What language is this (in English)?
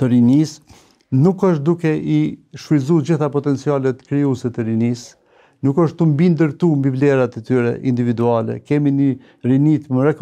Romanian